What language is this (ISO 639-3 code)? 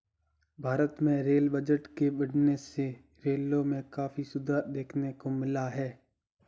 hin